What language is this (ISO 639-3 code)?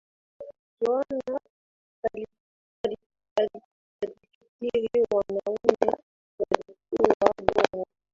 swa